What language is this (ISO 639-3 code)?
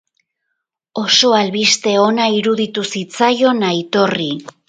eus